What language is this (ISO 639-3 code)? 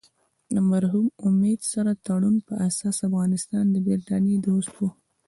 pus